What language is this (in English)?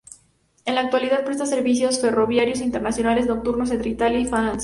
Spanish